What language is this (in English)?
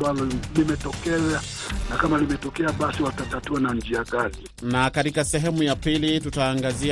Swahili